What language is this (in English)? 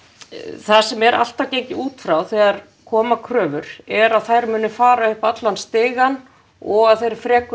Icelandic